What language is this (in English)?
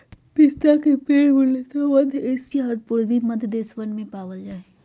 Magahi